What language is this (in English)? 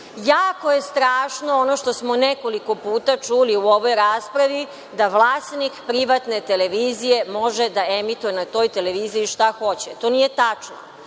Serbian